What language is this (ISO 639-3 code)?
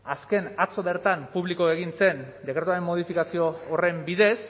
eus